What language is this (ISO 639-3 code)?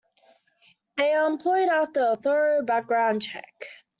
eng